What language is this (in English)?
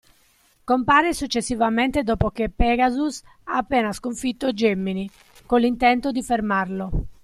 Italian